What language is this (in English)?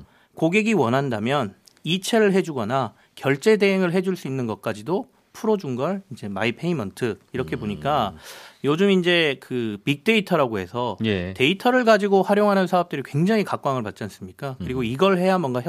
Korean